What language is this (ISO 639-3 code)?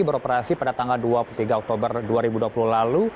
ind